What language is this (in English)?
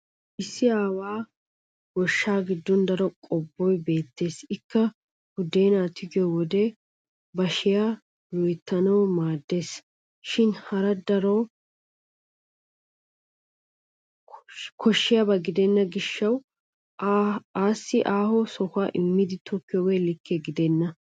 Wolaytta